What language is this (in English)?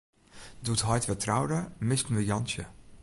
Western Frisian